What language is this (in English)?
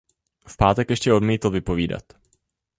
Czech